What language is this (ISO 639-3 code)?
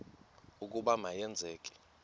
xho